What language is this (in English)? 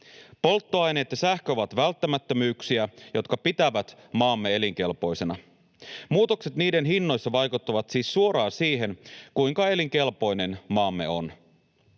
Finnish